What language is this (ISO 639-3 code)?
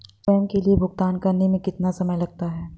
hin